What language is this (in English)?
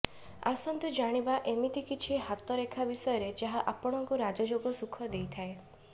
Odia